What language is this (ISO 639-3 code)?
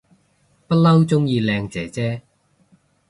yue